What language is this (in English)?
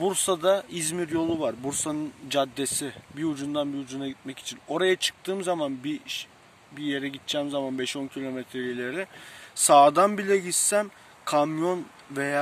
Turkish